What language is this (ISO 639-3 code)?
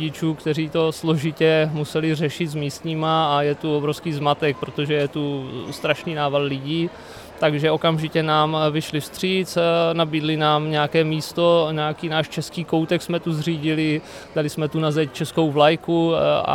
ces